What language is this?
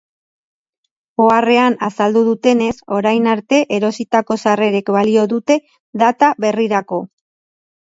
Basque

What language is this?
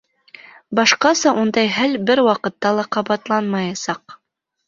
Bashkir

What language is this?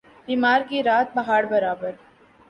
Urdu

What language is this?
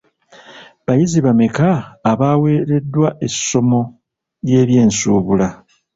Ganda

